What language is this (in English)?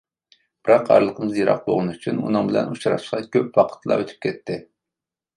Uyghur